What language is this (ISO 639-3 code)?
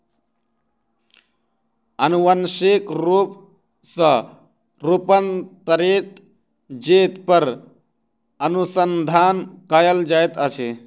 mai